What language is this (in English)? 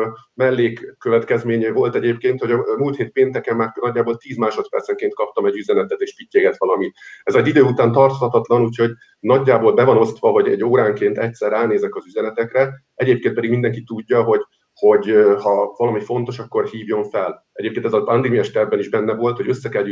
Hungarian